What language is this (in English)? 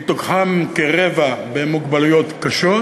Hebrew